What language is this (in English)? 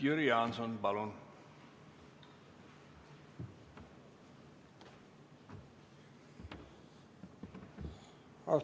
Estonian